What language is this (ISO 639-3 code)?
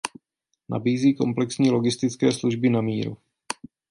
ces